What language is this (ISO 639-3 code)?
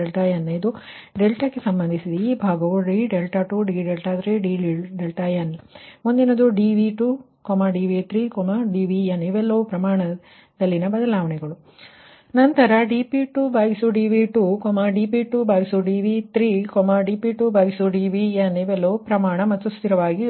kan